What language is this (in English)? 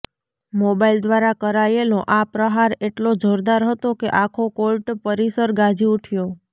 Gujarati